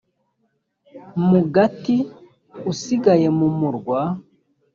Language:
Kinyarwanda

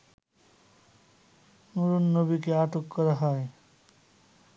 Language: Bangla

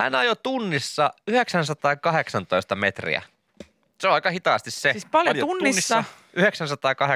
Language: Finnish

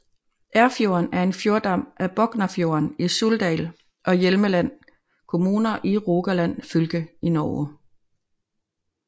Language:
Danish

